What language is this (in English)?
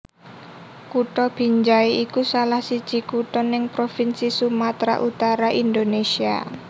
Javanese